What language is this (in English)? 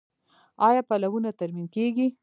Pashto